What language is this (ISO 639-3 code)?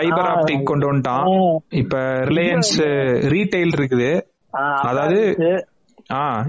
tam